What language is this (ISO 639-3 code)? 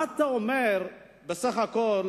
heb